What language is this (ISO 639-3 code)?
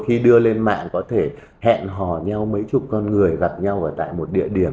vie